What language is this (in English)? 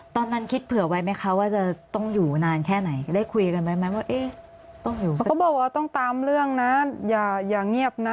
Thai